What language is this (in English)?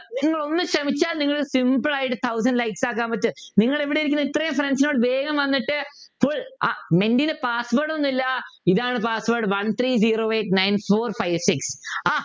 Malayalam